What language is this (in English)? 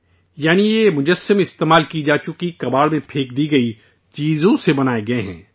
Urdu